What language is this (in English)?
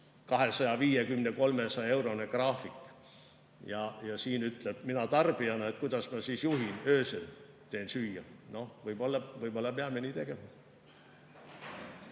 Estonian